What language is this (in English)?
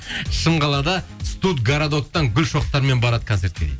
Kazakh